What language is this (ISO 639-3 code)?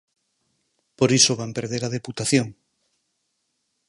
glg